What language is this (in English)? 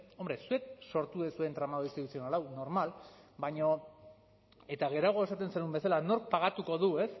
Basque